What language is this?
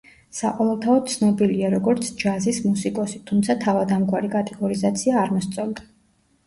Georgian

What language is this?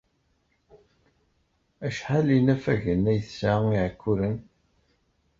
Kabyle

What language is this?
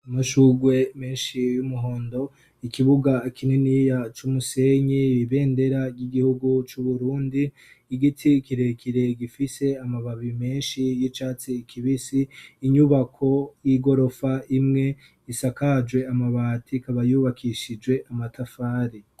Rundi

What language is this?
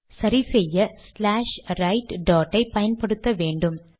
Tamil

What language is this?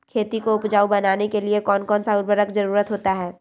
Magahi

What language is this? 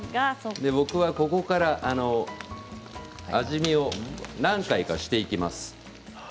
Japanese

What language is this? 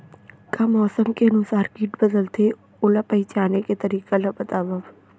Chhattisgarhi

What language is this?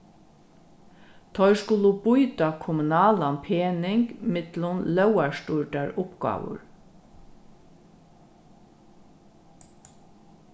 Faroese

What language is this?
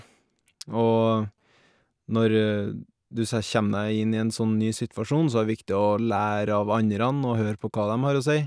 Norwegian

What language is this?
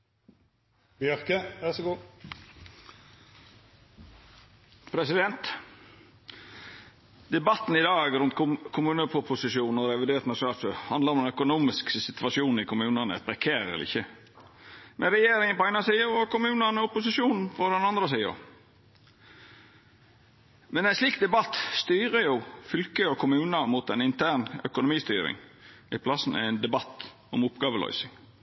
Norwegian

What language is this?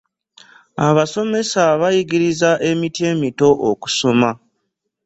Ganda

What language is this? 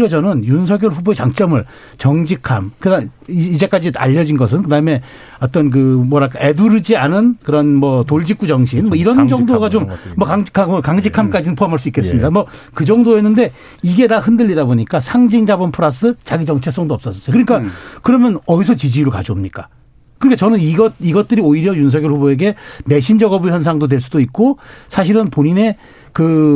Korean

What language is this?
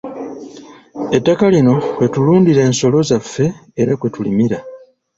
Ganda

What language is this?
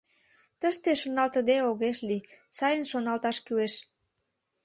Mari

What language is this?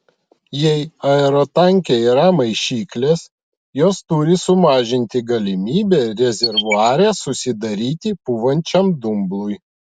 Lithuanian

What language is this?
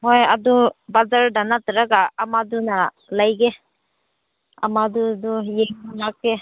Manipuri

